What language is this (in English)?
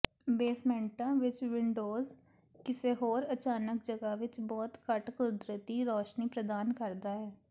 Punjabi